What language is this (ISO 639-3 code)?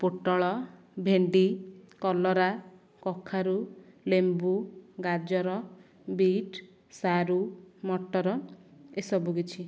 ori